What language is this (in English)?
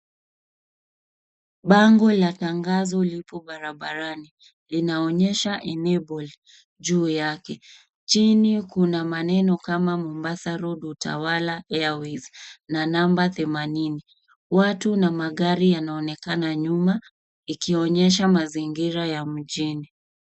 Swahili